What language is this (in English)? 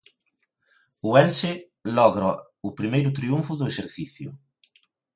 Galician